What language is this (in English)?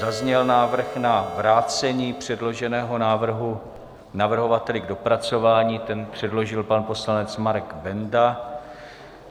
Czech